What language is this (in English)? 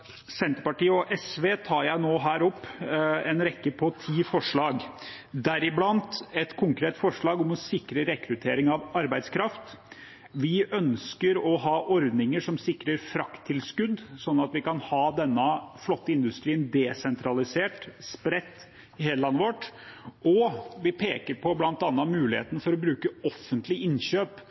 Norwegian Bokmål